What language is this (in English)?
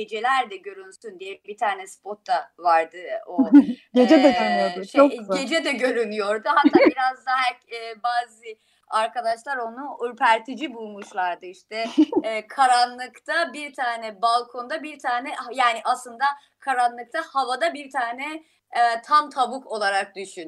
Turkish